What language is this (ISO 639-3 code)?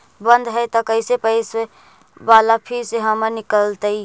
mag